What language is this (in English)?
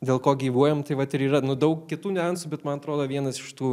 Lithuanian